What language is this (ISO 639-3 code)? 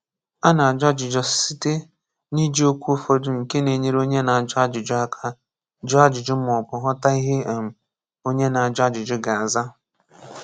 ibo